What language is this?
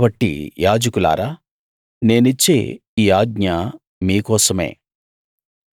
Telugu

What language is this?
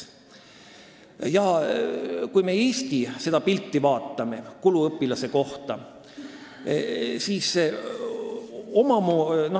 Estonian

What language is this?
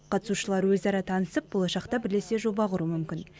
Kazakh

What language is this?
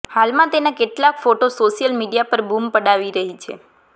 Gujarati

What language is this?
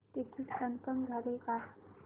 Marathi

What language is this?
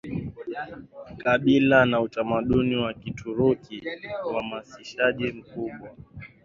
Swahili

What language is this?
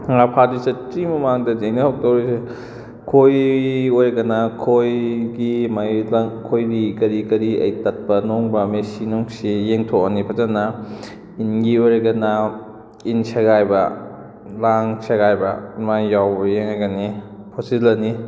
Manipuri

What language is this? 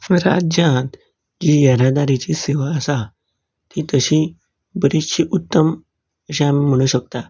Konkani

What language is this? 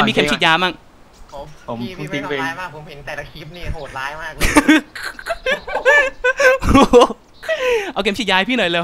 Thai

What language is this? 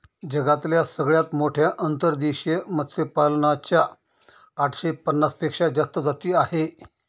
Marathi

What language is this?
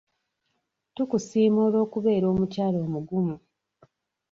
Ganda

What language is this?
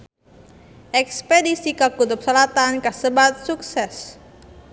Sundanese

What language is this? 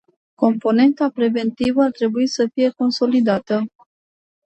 Romanian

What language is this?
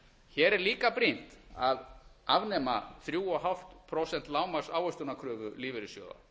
Icelandic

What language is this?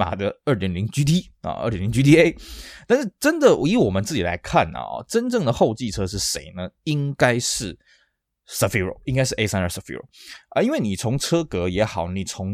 Chinese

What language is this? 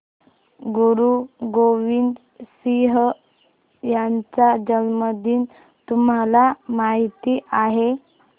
Marathi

